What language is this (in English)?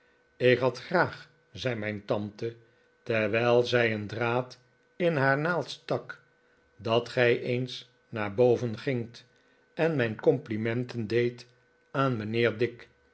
Dutch